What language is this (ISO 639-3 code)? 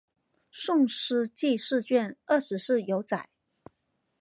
zho